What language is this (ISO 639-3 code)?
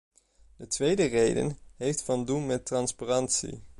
nld